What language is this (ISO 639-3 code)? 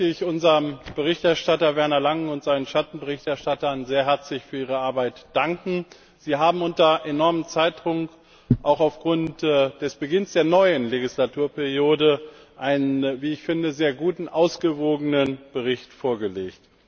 deu